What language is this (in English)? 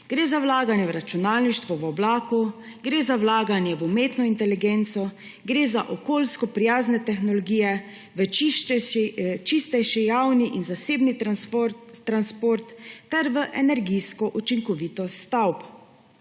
Slovenian